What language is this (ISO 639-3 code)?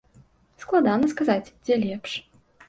bel